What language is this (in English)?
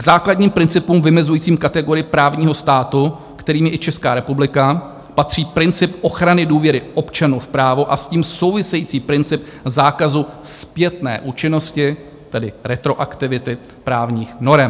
Czech